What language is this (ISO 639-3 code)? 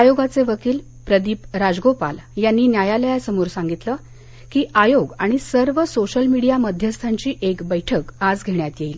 mar